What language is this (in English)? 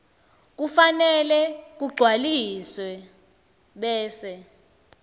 Swati